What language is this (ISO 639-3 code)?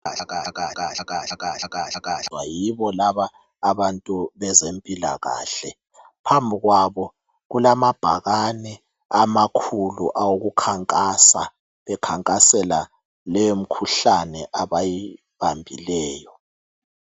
nde